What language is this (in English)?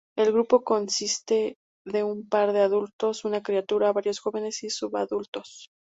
Spanish